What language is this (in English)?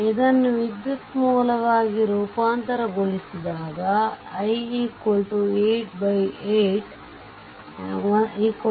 Kannada